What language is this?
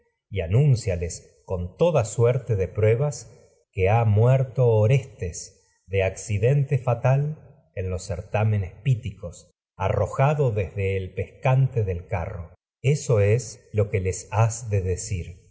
Spanish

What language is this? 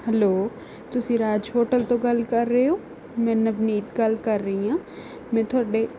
Punjabi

